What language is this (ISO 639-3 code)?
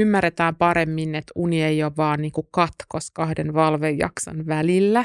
fin